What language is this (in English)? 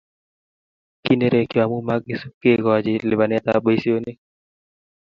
Kalenjin